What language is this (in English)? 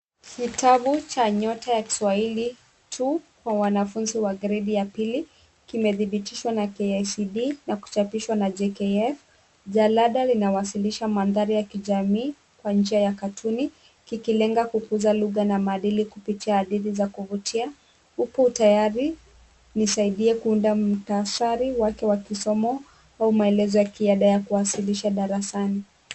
Swahili